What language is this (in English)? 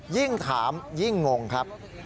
Thai